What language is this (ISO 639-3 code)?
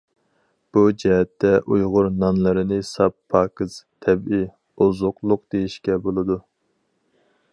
uig